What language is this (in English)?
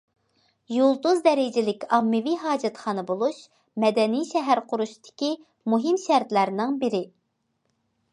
Uyghur